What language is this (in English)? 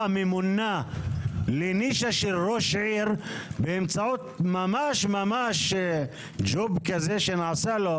Hebrew